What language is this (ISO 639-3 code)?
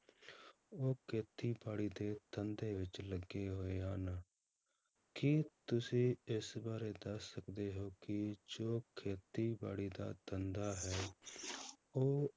pan